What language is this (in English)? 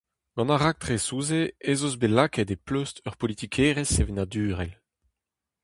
Breton